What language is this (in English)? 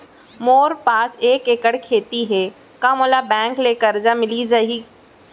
Chhattisgarhi